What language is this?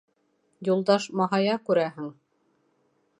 Bashkir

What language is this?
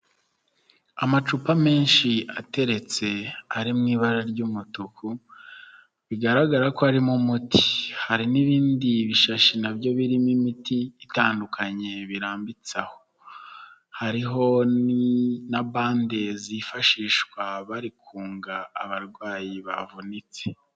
Kinyarwanda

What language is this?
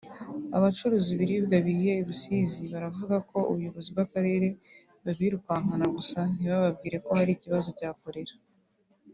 Kinyarwanda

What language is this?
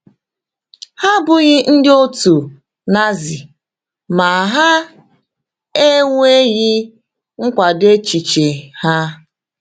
Igbo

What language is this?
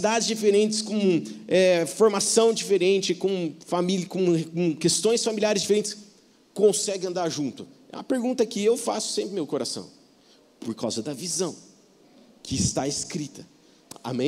Portuguese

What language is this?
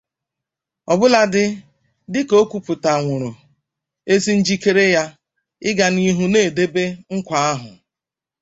Igbo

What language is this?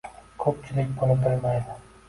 Uzbek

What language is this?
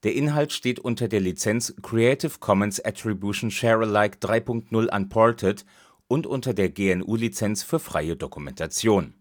German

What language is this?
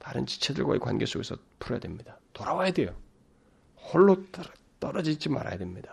Korean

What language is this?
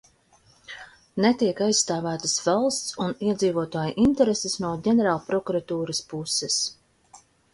Latvian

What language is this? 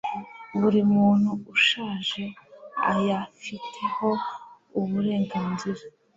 Kinyarwanda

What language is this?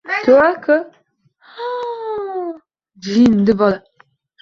Uzbek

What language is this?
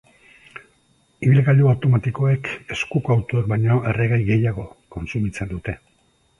Basque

